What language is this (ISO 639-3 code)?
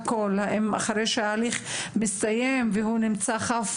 heb